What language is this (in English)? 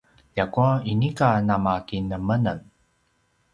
Paiwan